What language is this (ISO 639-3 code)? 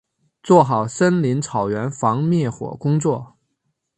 zho